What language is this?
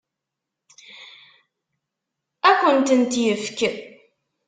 Kabyle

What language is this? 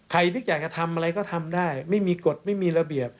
Thai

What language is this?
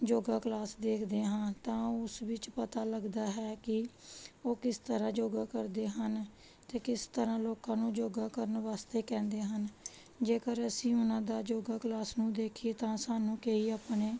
Punjabi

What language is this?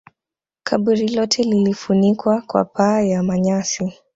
Swahili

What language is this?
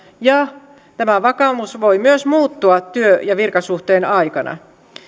Finnish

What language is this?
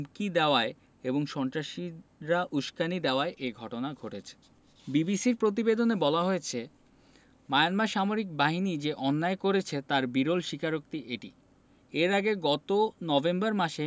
Bangla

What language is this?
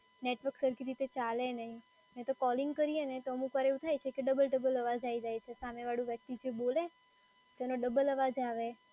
Gujarati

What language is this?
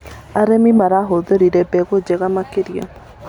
Kikuyu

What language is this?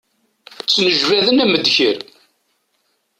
Kabyle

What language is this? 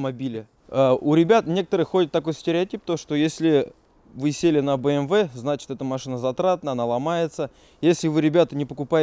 Russian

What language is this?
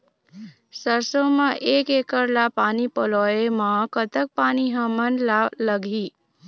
Chhattisgarhi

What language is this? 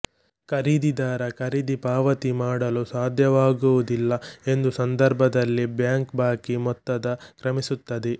Kannada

